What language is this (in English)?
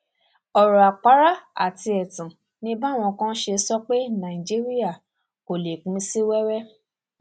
Yoruba